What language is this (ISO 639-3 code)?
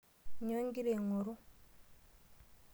mas